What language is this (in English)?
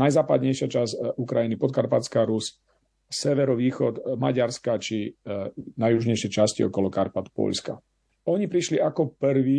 Slovak